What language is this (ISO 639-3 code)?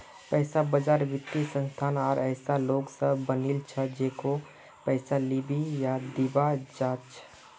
mag